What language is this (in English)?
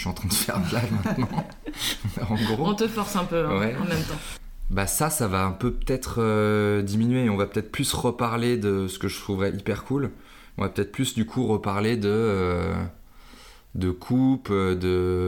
French